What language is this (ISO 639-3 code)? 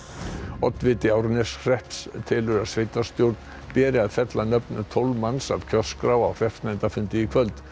isl